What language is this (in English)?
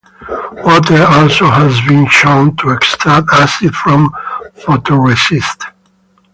English